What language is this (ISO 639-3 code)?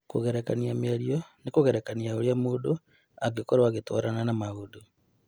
kik